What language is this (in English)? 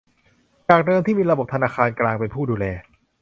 Thai